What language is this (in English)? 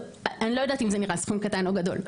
Hebrew